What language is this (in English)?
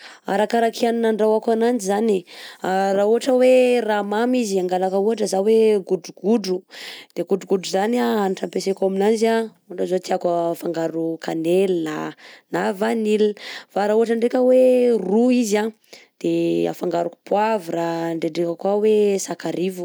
Southern Betsimisaraka Malagasy